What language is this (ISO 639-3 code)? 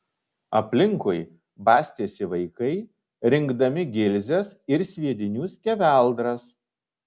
lit